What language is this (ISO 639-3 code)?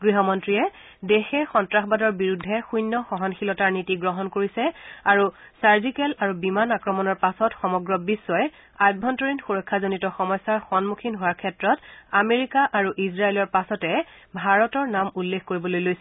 asm